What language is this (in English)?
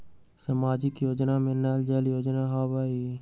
Magahi